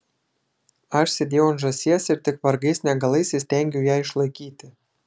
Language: Lithuanian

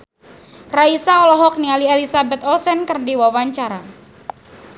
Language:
Sundanese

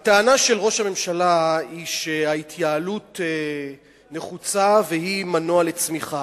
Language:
Hebrew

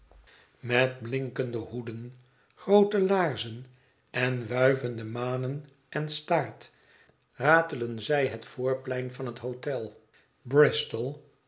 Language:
Dutch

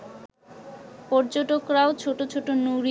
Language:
Bangla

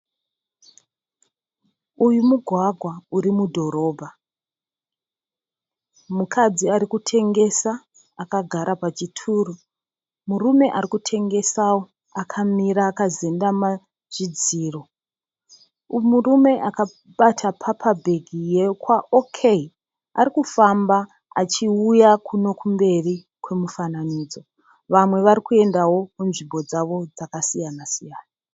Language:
Shona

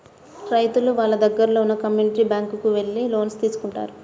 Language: Telugu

